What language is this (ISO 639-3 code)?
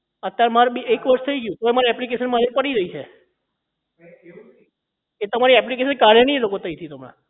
guj